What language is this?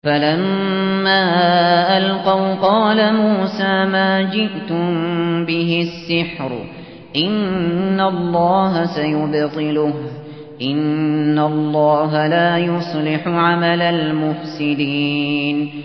Arabic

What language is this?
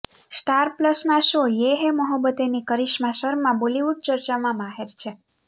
Gujarati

